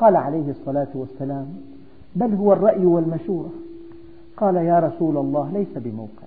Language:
Arabic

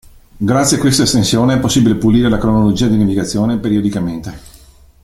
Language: Italian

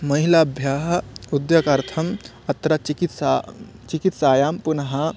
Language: Sanskrit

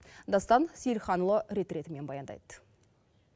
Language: Kazakh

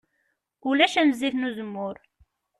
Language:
Kabyle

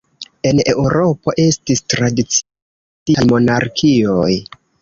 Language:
Esperanto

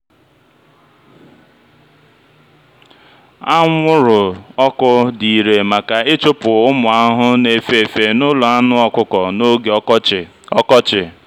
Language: Igbo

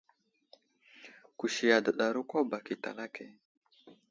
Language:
Wuzlam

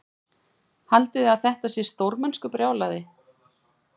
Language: Icelandic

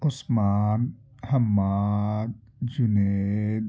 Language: Urdu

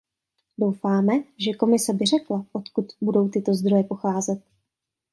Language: Czech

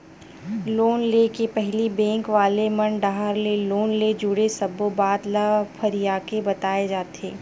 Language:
Chhattisgarhi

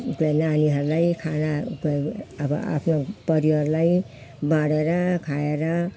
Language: Nepali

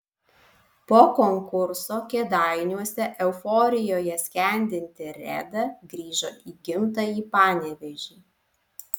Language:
Lithuanian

